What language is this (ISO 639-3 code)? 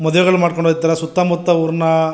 kan